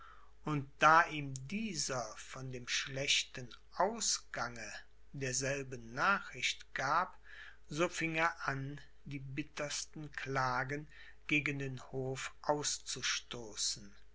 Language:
German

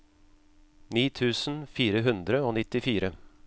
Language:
Norwegian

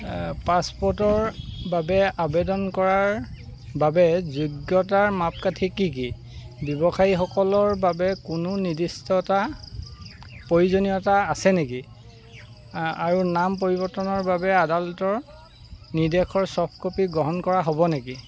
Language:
Assamese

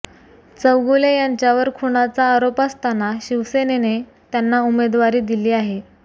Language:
Marathi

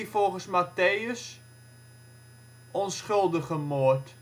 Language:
Dutch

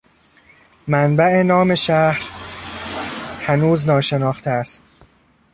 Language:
Persian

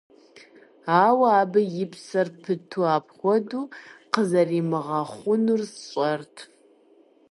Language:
Kabardian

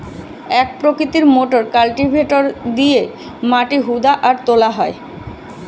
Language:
Bangla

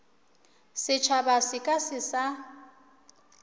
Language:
Northern Sotho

